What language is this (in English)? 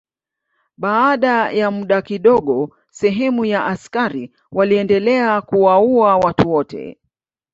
Swahili